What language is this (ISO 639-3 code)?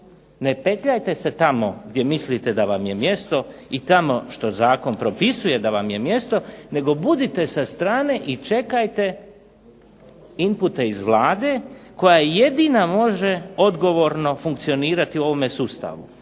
hrv